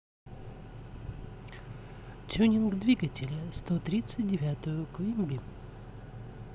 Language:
Russian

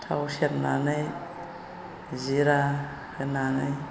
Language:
Bodo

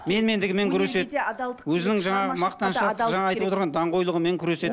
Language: Kazakh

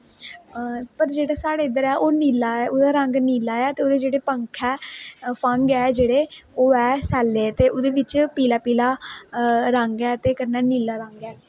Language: Dogri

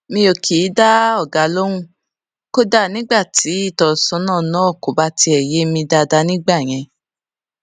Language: Yoruba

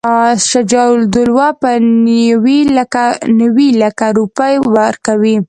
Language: Pashto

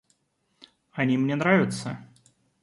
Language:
Russian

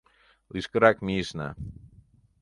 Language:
Mari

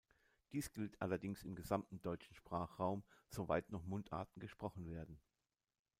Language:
German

